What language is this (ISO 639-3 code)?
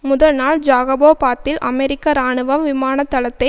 tam